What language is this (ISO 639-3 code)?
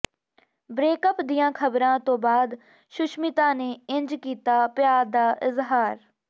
pan